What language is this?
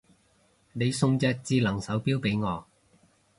Cantonese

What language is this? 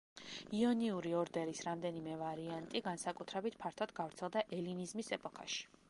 Georgian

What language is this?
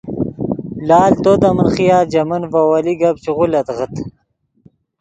Yidgha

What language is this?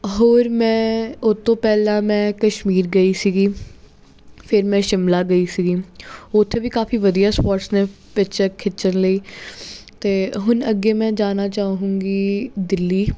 Punjabi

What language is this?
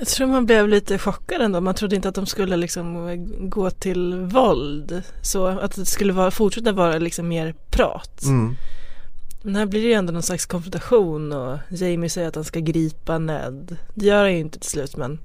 Swedish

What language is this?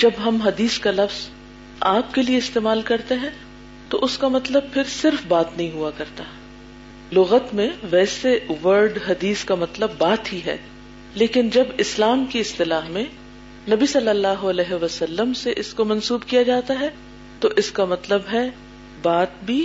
Urdu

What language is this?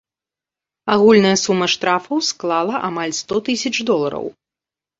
Belarusian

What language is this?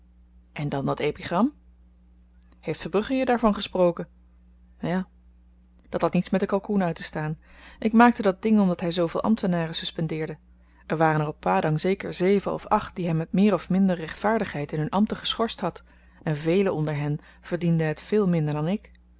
Dutch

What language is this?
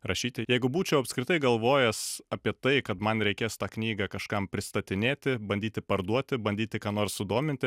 Lithuanian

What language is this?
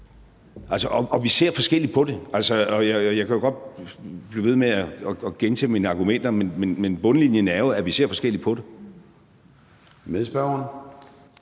Danish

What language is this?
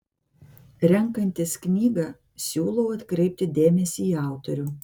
Lithuanian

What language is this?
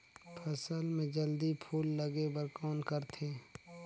Chhattisgarhi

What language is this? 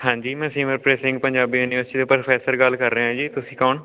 Punjabi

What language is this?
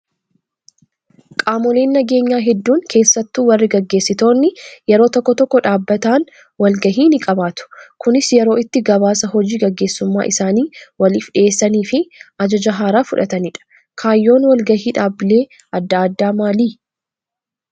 Oromo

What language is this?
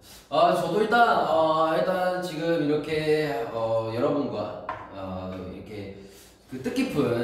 Korean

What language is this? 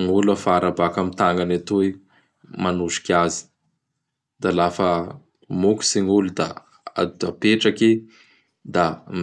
Bara Malagasy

